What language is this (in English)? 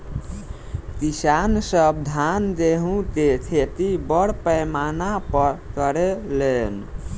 Bhojpuri